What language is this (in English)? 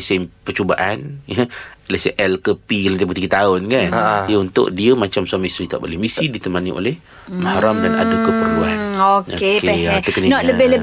Malay